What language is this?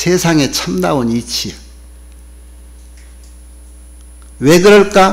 Korean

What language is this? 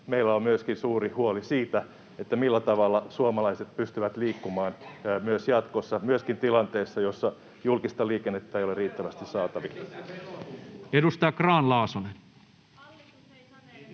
Finnish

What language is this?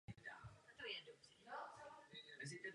Czech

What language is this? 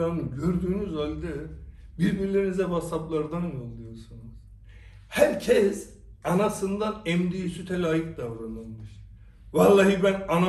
Turkish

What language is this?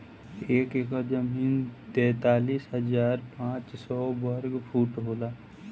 Bhojpuri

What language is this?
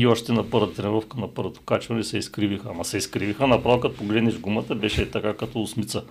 Bulgarian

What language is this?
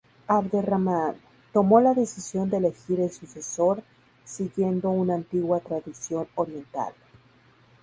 Spanish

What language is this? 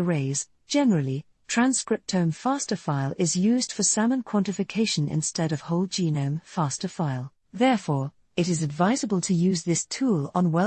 English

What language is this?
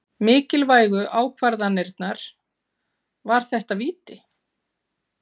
Icelandic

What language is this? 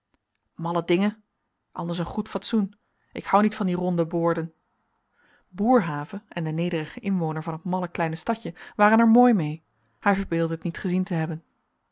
Dutch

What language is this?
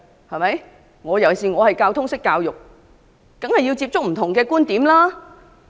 Cantonese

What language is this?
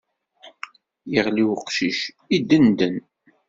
Kabyle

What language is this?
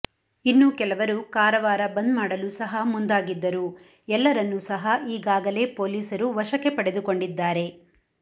Kannada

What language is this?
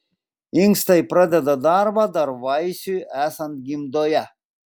Lithuanian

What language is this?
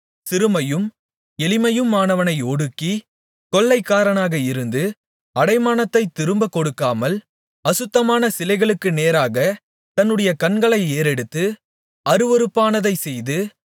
Tamil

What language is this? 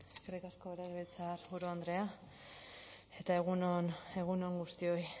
Basque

